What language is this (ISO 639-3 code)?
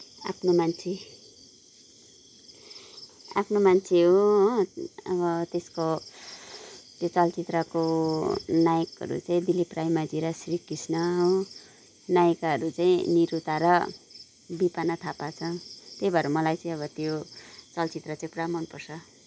nep